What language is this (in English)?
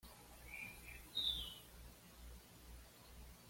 Spanish